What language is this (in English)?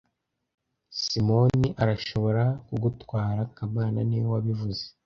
Kinyarwanda